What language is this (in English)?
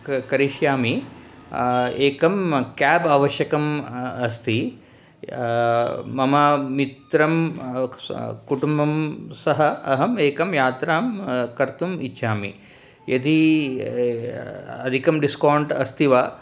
Sanskrit